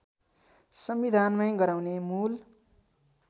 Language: Nepali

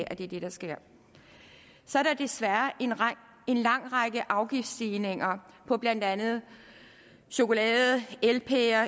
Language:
Danish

